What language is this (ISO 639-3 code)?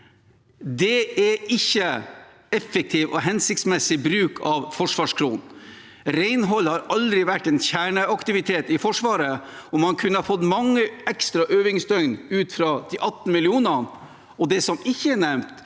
nor